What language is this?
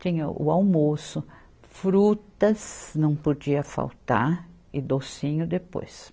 Portuguese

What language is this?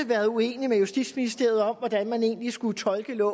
Danish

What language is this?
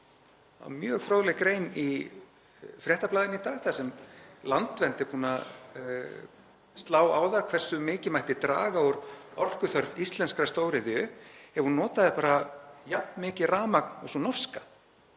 Icelandic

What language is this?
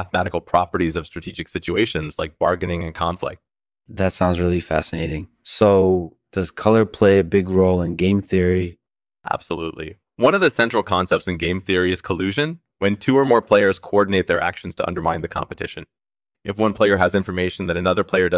English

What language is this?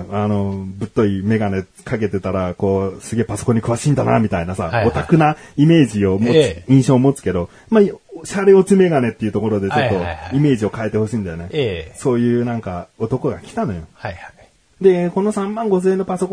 Japanese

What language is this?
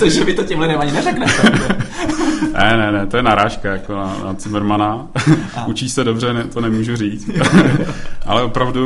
Czech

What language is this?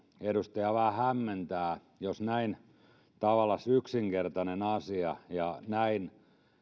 Finnish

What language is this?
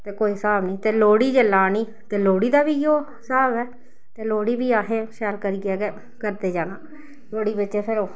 Dogri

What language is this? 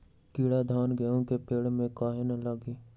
Magahi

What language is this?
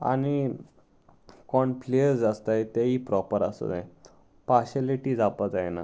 Konkani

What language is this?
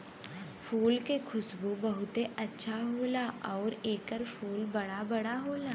Bhojpuri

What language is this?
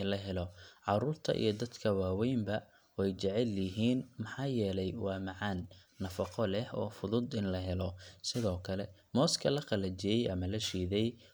Somali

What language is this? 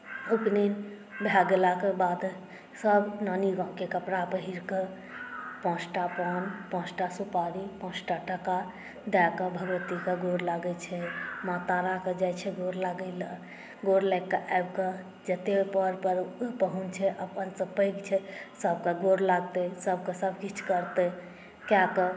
Maithili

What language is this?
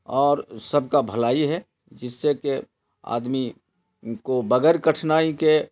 Urdu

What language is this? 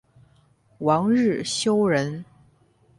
Chinese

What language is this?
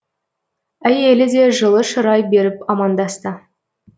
Kazakh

